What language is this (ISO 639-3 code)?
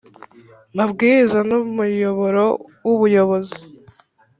kin